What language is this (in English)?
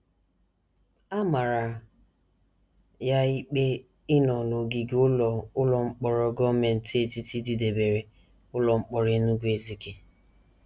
Igbo